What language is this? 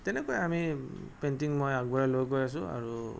Assamese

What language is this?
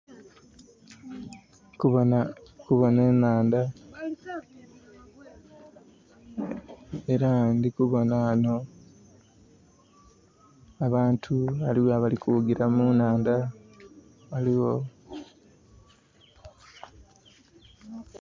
Soga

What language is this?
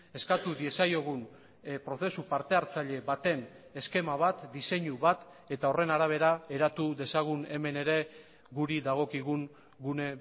Basque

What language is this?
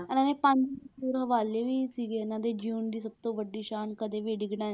Punjabi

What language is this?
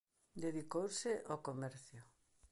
Galician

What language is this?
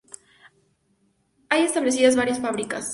Spanish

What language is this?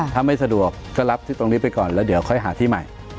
Thai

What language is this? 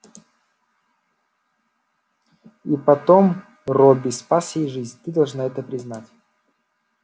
Russian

